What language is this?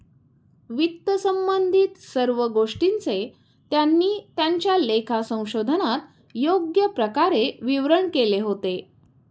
Marathi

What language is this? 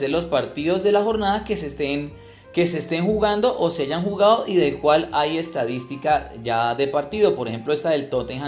Spanish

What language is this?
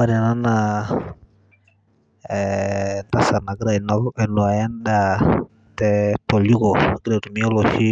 Masai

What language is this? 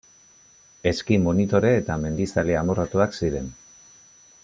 Basque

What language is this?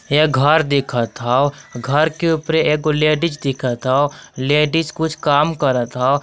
Magahi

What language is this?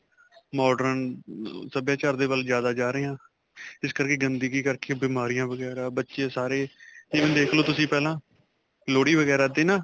Punjabi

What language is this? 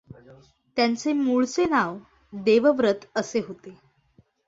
Marathi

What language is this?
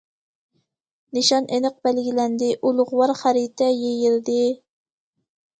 Uyghur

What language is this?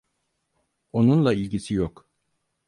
Turkish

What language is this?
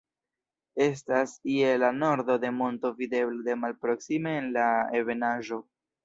Esperanto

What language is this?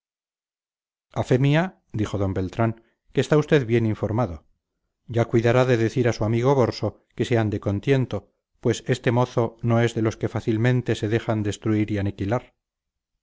Spanish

